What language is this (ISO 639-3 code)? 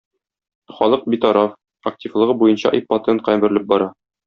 tat